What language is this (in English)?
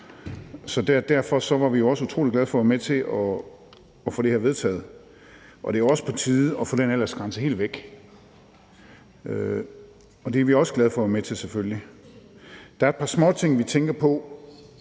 Danish